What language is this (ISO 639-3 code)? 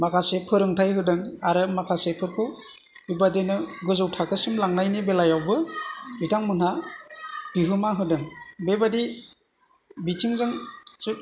brx